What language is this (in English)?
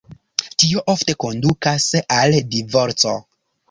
Esperanto